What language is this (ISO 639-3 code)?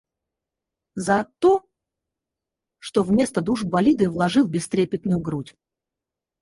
rus